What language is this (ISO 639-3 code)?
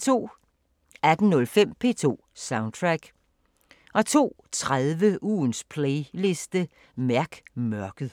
dan